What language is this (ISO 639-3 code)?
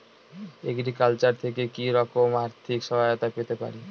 ben